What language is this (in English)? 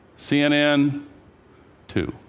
English